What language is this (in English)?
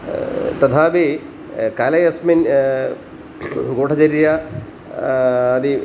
Sanskrit